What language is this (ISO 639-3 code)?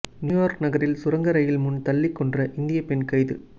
tam